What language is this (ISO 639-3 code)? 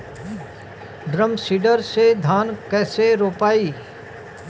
bho